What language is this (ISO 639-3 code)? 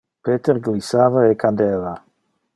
ina